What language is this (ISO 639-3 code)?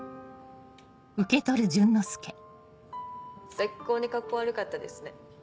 jpn